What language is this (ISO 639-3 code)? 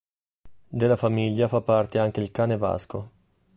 ita